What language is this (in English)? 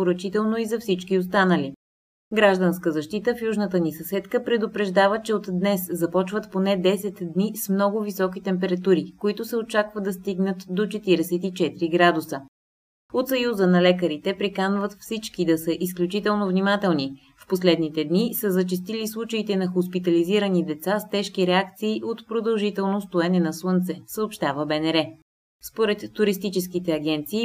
Bulgarian